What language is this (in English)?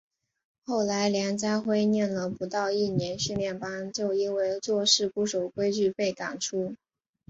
Chinese